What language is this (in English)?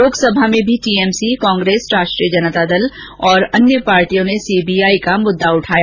Hindi